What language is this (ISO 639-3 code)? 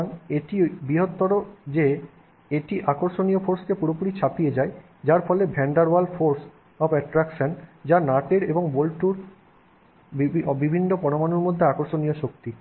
ben